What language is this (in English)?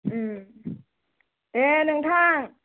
Bodo